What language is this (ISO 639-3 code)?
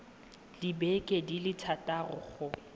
tsn